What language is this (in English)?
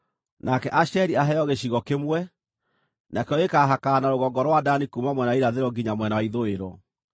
Kikuyu